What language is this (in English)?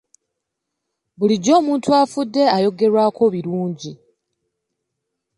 Ganda